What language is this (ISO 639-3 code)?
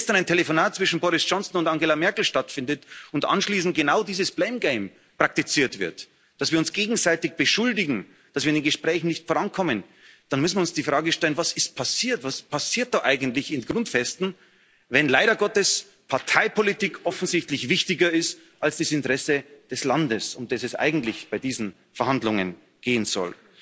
deu